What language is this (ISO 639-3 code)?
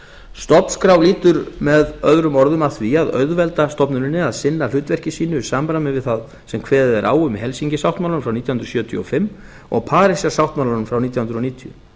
isl